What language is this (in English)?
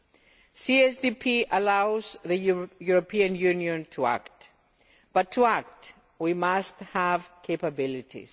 English